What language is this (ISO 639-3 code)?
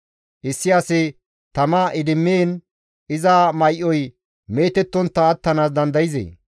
gmv